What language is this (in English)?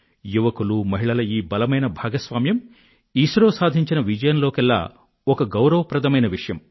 Telugu